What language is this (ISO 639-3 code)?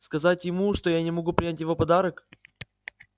rus